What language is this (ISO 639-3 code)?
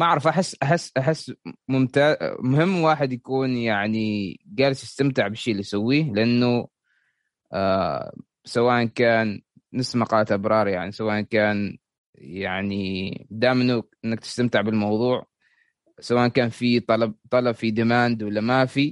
ara